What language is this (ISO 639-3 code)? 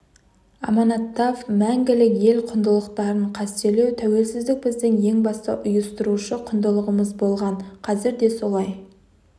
kaz